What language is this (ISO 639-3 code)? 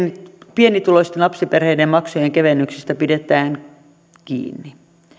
fin